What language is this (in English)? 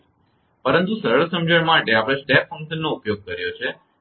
Gujarati